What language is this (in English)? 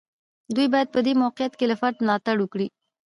Pashto